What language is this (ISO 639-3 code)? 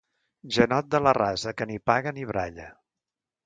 cat